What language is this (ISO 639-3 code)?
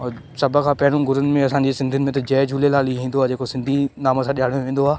snd